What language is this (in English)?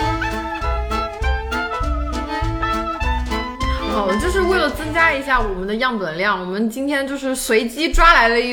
Chinese